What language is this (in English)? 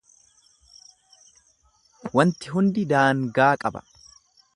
Oromo